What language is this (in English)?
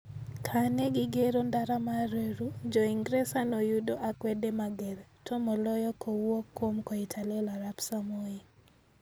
Luo (Kenya and Tanzania)